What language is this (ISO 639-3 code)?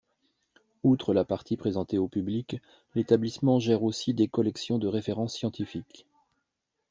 fra